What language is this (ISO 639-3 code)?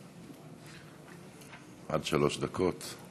heb